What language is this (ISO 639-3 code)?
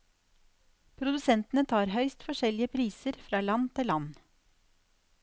nor